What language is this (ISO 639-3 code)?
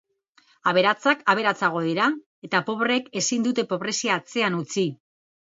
eus